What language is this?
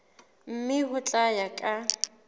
Southern Sotho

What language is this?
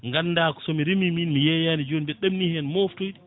Fula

